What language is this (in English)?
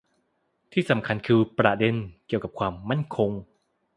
Thai